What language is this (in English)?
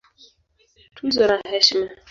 Swahili